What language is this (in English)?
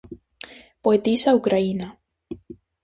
Galician